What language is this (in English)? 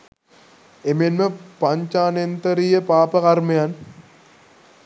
Sinhala